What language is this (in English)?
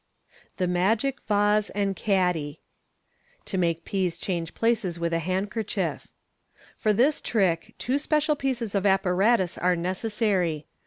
English